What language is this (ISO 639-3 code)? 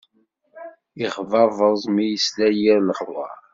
kab